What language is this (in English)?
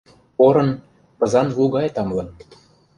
Mari